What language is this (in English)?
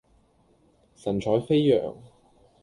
Cantonese